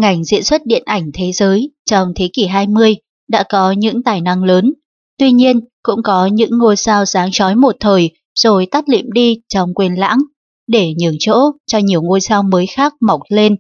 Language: Vietnamese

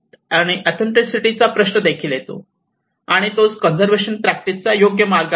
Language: Marathi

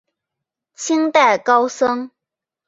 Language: Chinese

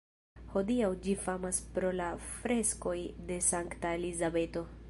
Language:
Esperanto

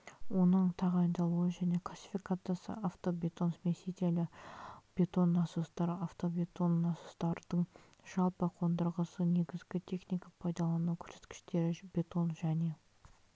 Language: Kazakh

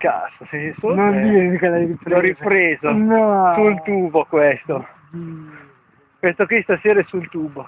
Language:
Italian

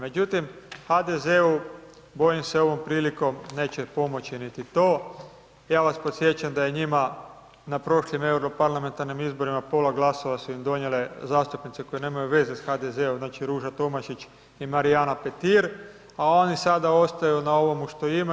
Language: Croatian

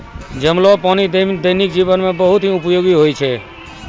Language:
Maithili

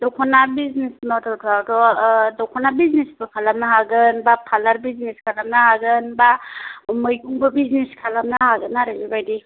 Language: Bodo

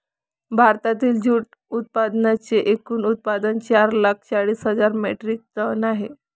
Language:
Marathi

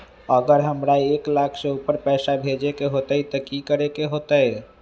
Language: Magahi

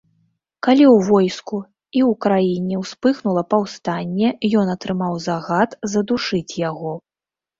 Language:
Belarusian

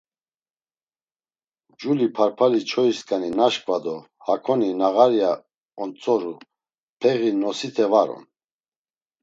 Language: Laz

